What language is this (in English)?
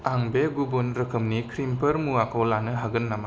Bodo